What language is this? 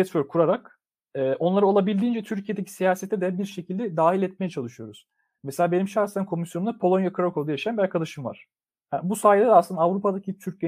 Turkish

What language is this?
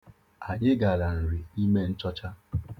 Igbo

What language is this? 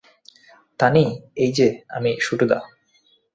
Bangla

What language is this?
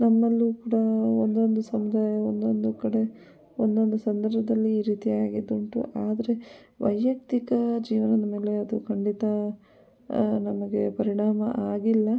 Kannada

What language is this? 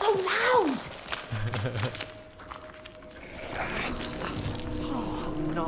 Indonesian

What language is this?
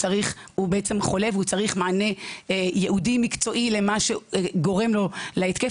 Hebrew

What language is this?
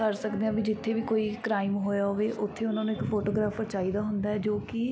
Punjabi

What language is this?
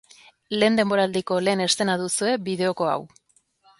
Basque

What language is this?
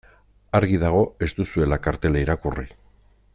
Basque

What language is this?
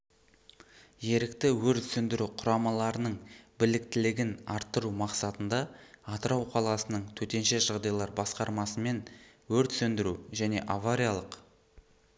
Kazakh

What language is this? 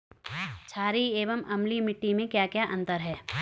Hindi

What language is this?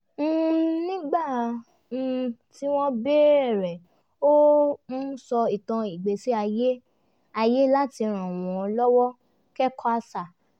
Yoruba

